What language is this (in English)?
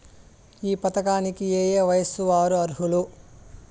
Telugu